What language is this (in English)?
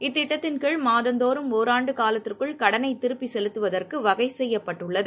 Tamil